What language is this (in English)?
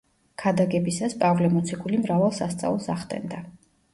Georgian